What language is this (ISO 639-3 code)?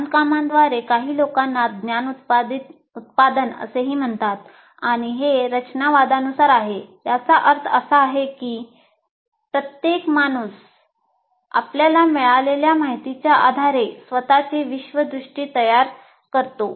mar